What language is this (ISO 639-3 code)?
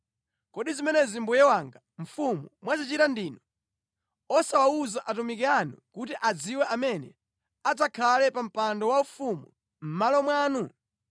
nya